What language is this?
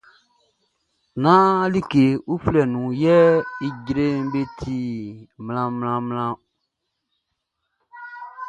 Baoulé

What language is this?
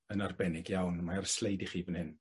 Welsh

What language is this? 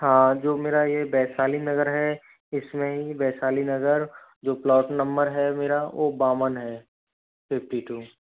Hindi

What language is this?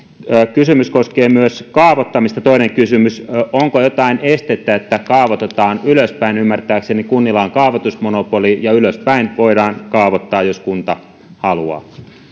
Finnish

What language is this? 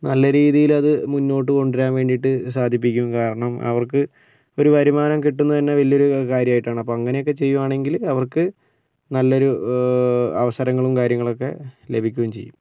Malayalam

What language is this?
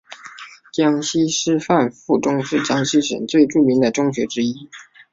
Chinese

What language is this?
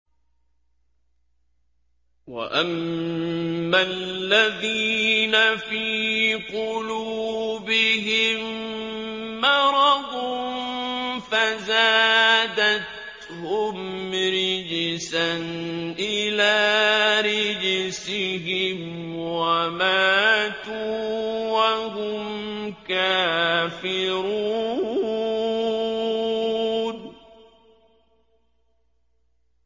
Arabic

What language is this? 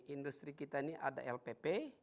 Indonesian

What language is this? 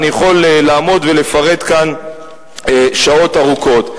Hebrew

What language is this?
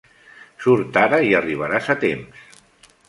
Catalan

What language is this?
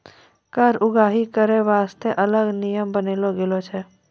Maithili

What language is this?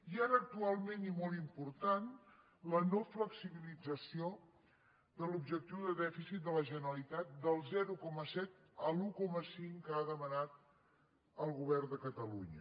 Catalan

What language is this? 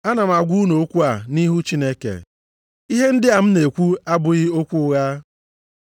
Igbo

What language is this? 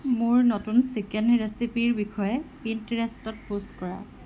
Assamese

